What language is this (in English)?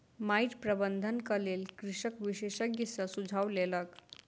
Maithili